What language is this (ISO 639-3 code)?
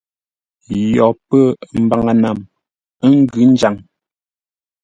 nla